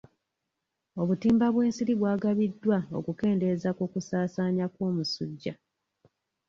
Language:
Ganda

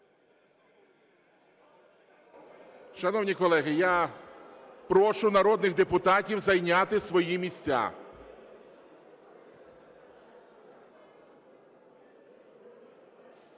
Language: Ukrainian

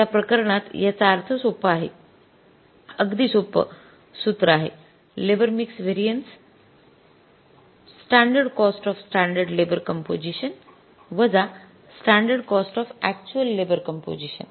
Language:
Marathi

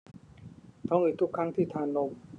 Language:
Thai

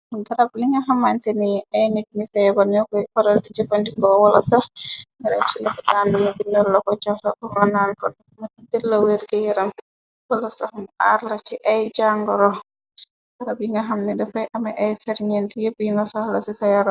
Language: Wolof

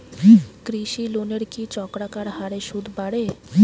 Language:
Bangla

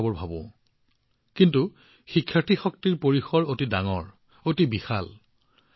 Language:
Assamese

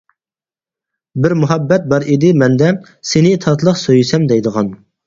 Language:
Uyghur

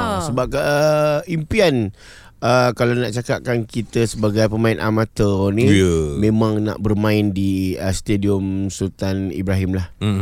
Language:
Malay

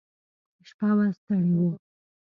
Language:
Pashto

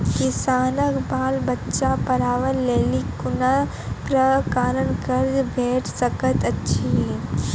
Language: Maithili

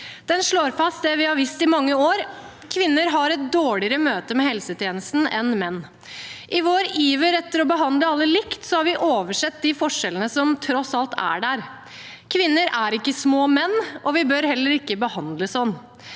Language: Norwegian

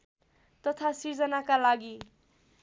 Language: Nepali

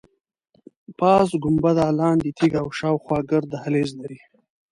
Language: Pashto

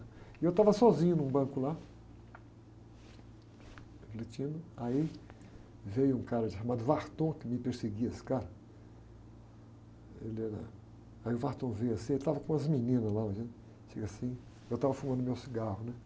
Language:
Portuguese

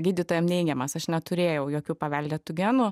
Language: Lithuanian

